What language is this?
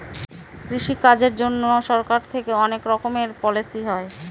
Bangla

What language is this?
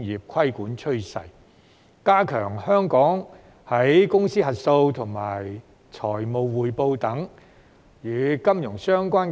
Cantonese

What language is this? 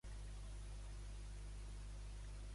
Catalan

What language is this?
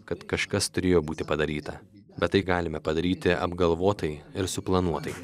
Lithuanian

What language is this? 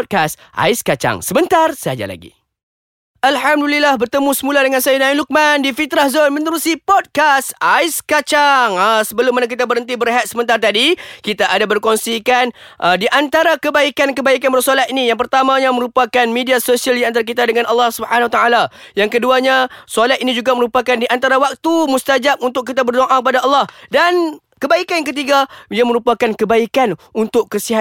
Malay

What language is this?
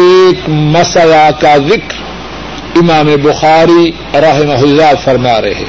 Urdu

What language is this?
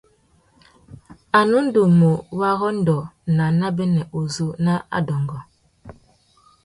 Tuki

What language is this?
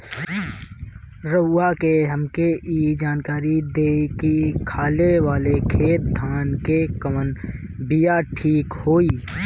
Bhojpuri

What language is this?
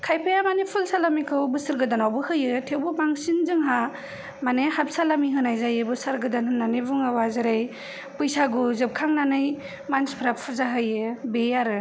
Bodo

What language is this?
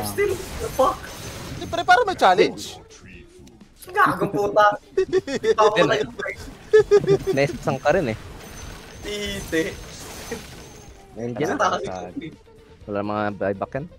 Filipino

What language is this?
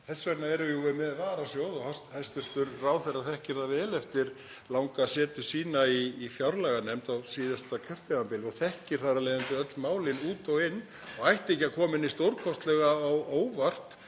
Icelandic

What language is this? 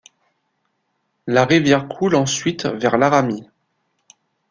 French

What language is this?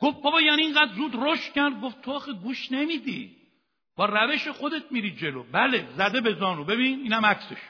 Persian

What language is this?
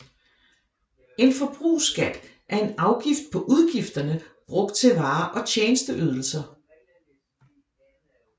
Danish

